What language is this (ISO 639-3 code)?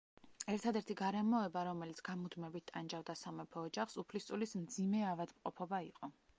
kat